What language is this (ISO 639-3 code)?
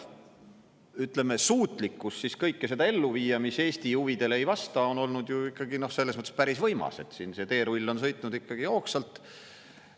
est